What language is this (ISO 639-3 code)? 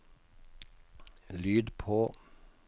nor